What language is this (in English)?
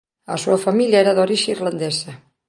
Galician